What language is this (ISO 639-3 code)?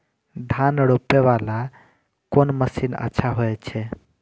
mai